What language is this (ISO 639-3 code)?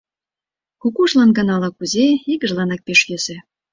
chm